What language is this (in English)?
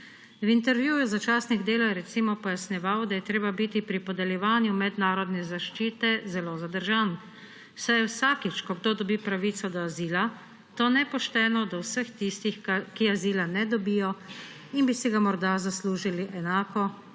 Slovenian